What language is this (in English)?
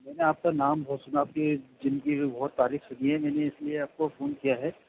Urdu